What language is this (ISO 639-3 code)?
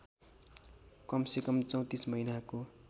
nep